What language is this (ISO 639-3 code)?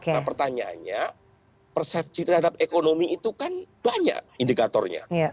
ind